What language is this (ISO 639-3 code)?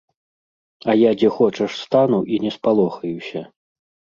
bel